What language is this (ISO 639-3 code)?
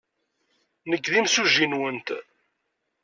kab